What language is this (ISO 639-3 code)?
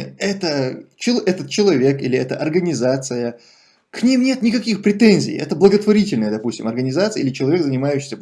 rus